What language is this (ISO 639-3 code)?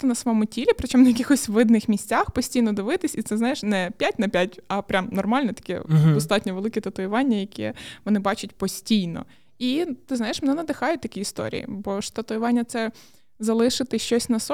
ukr